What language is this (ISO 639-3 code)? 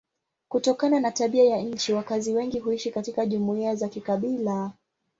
swa